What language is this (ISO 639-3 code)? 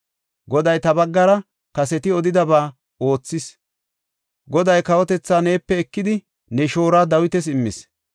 gof